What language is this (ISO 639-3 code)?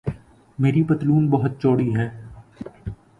urd